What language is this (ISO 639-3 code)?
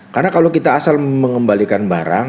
ind